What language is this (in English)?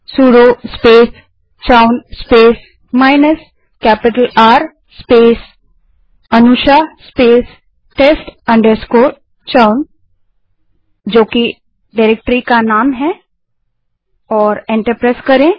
Hindi